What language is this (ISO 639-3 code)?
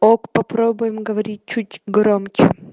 rus